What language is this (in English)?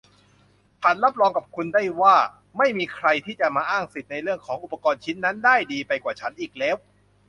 Thai